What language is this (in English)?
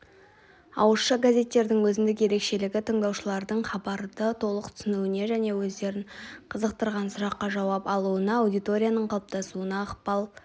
Kazakh